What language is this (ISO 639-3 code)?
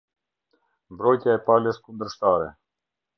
sqi